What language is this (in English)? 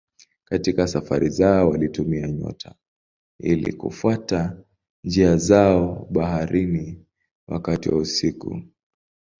Swahili